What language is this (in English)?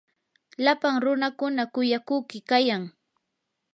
Yanahuanca Pasco Quechua